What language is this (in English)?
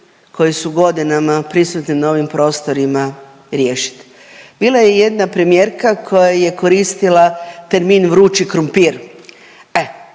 Croatian